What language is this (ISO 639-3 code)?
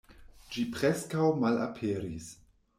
epo